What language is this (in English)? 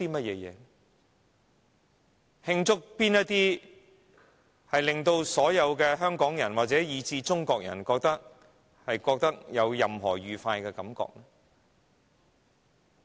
Cantonese